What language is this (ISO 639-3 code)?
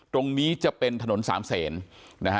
tha